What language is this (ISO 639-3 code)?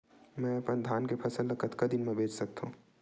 hne